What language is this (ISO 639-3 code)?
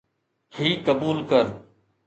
snd